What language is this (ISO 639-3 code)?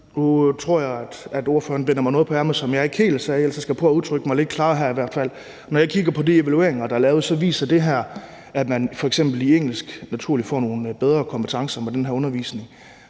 dan